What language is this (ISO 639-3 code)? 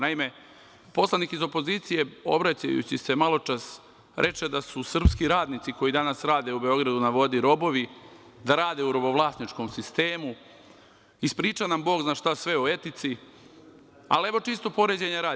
srp